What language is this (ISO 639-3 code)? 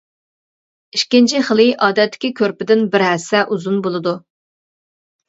uig